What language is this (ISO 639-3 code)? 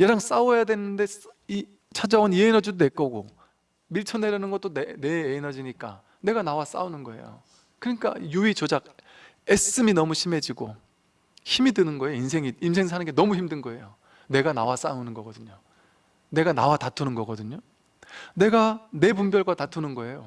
kor